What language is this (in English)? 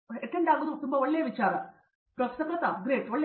Kannada